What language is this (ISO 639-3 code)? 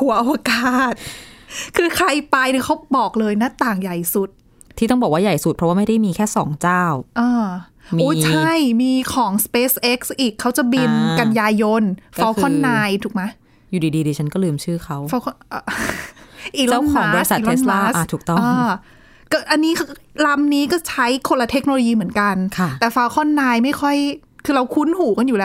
tha